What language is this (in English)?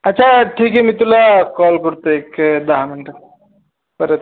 Marathi